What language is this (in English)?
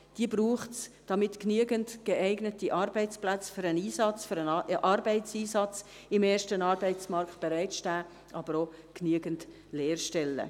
Swiss German